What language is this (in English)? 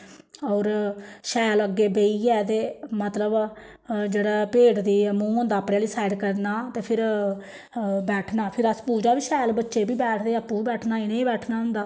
Dogri